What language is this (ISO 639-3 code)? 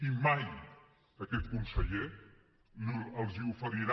cat